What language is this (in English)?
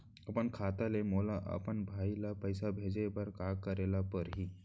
Chhattisgarhi